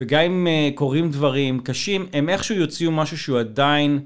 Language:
Hebrew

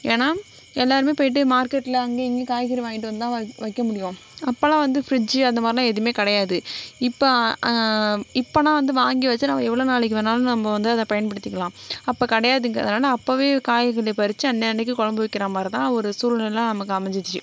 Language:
Tamil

